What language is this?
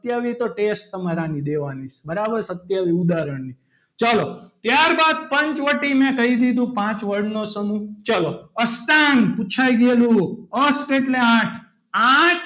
Gujarati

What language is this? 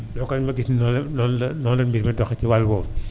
Wolof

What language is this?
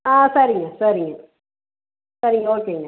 Tamil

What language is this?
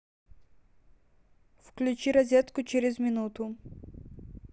Russian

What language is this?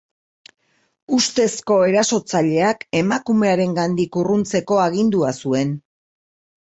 Basque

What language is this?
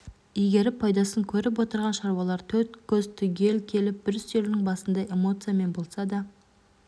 Kazakh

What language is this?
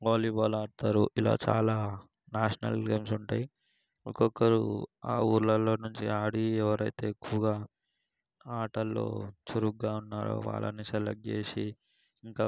Telugu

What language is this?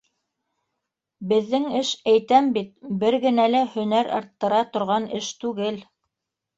Bashkir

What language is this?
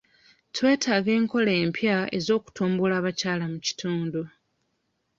Ganda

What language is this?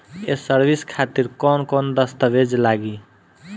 Bhojpuri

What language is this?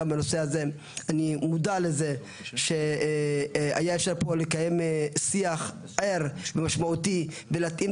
Hebrew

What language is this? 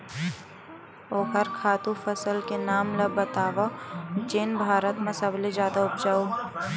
Chhattisgarhi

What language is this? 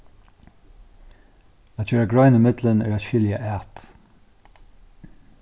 Faroese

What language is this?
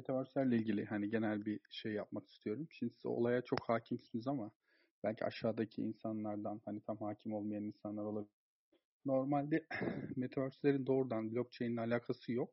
Turkish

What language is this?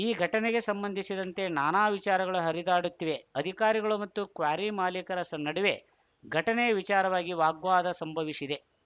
Kannada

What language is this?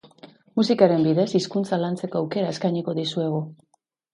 Basque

